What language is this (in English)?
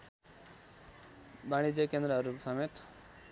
Nepali